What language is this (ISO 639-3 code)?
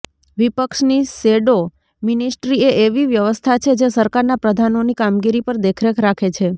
guj